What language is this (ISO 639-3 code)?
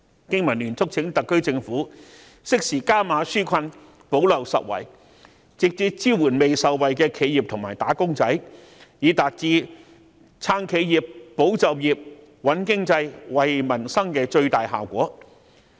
yue